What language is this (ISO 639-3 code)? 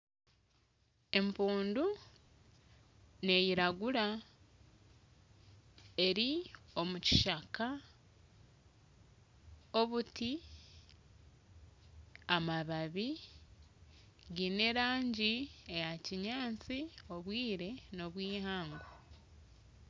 nyn